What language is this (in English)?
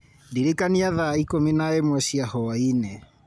Kikuyu